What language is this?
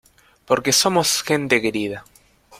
Spanish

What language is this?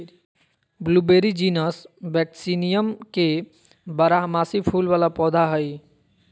Magahi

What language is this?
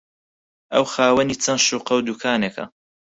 Central Kurdish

